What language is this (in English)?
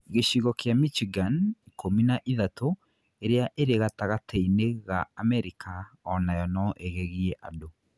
Kikuyu